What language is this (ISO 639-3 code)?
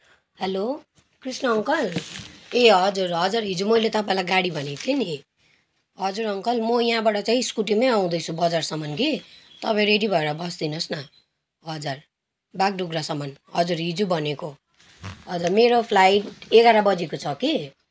nep